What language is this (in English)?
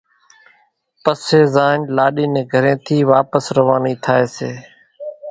Kachi Koli